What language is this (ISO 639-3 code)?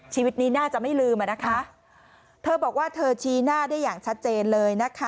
tha